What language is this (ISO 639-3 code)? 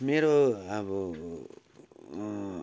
nep